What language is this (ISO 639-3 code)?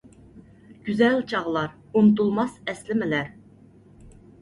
uig